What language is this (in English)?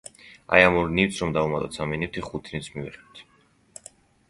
Georgian